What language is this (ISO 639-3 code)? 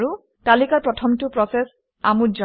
asm